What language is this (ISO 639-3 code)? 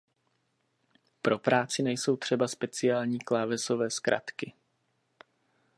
ces